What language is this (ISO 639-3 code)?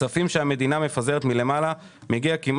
heb